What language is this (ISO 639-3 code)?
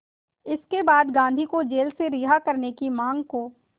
hin